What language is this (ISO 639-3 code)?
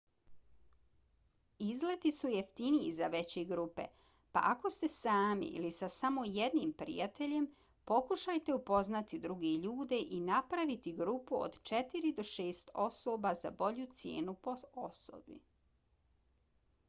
bos